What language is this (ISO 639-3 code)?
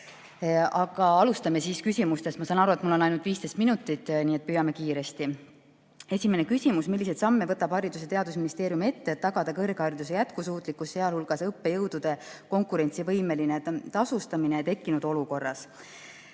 est